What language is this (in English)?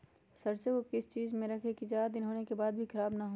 Magahi